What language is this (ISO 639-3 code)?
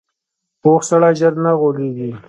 pus